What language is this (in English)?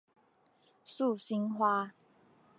Chinese